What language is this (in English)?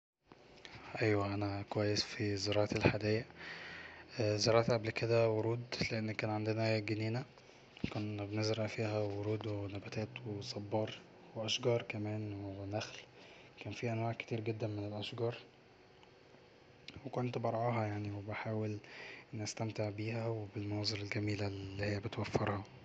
Egyptian Arabic